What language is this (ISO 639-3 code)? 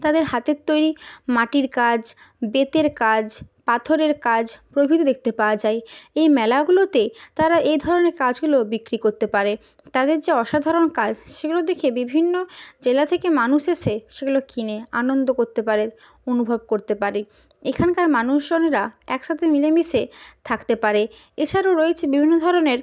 ben